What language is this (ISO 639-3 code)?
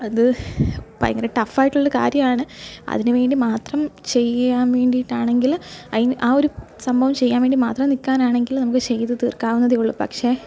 mal